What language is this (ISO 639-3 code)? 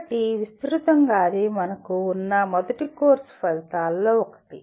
tel